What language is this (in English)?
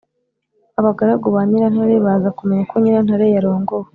Kinyarwanda